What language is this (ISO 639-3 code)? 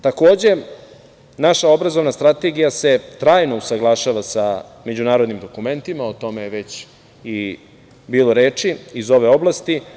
srp